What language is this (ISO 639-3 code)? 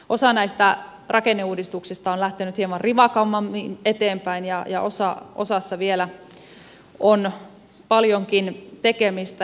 fin